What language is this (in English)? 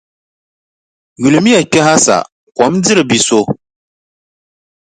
Dagbani